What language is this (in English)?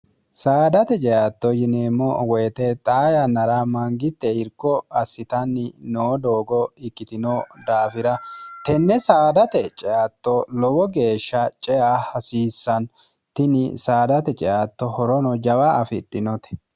Sidamo